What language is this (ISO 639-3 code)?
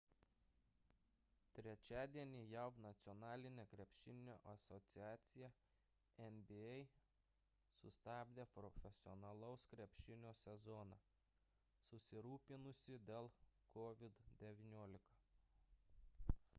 lit